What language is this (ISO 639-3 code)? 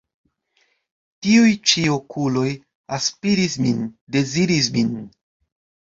epo